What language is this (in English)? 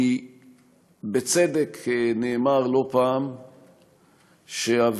Hebrew